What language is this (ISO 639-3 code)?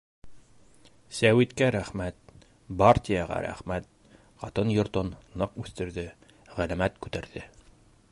bak